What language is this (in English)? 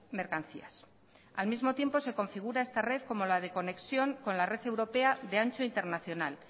Spanish